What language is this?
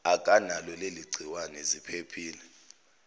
Zulu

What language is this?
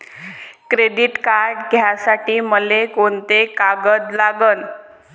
Marathi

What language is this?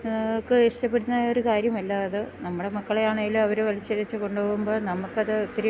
Malayalam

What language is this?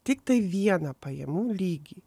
Lithuanian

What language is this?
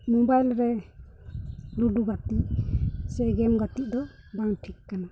Santali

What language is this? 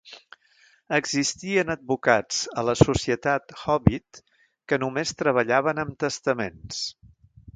Catalan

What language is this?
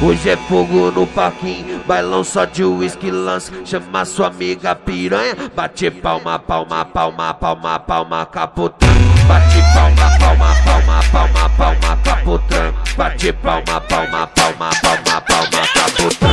Indonesian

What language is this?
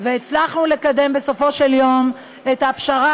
Hebrew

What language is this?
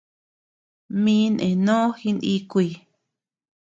Tepeuxila Cuicatec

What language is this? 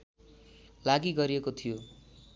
Nepali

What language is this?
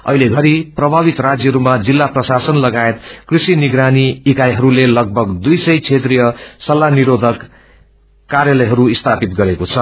Nepali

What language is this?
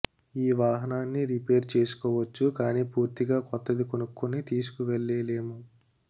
Telugu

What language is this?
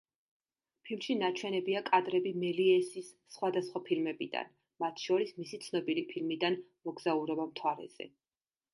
Georgian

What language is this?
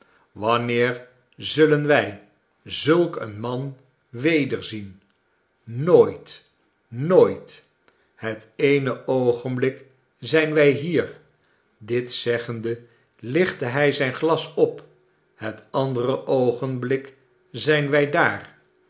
Dutch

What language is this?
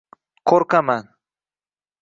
Uzbek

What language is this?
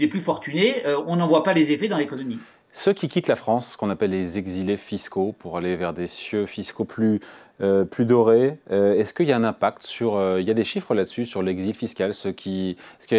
French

